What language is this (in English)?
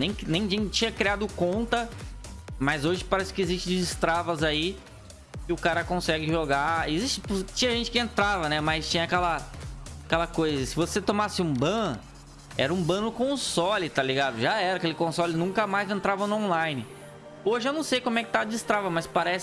Portuguese